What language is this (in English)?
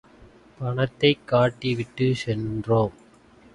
Tamil